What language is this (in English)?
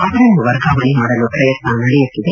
Kannada